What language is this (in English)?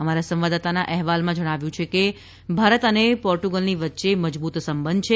Gujarati